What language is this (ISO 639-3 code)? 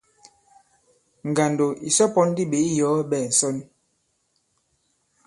abb